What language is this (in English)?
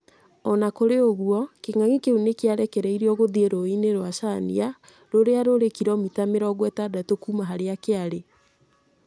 Kikuyu